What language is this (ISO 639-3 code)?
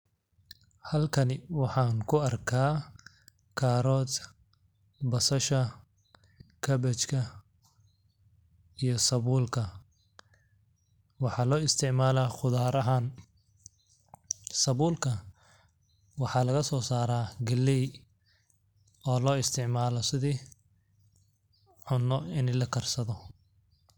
som